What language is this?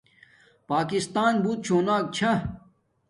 Domaaki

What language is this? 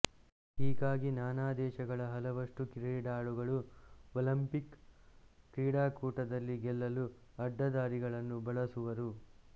Kannada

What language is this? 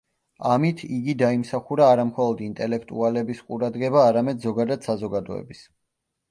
Georgian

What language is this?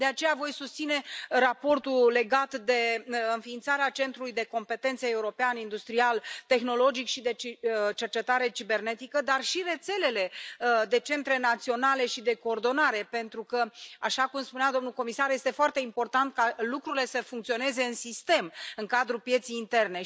Romanian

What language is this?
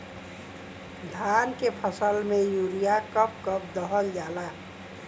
Bhojpuri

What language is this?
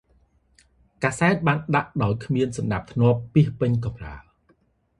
Khmer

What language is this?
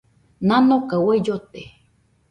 Nüpode Huitoto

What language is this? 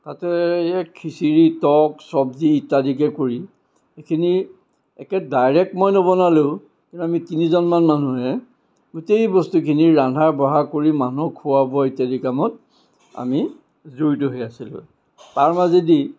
Assamese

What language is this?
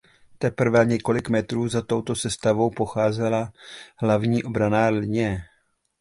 Czech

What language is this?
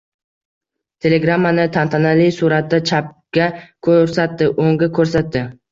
Uzbek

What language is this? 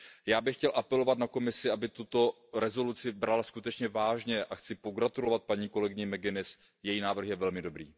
Czech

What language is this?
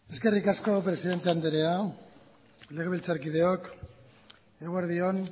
Basque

